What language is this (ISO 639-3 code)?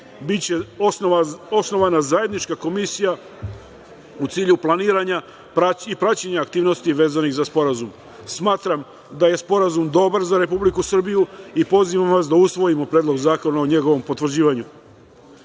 srp